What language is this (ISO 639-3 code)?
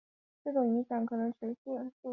zho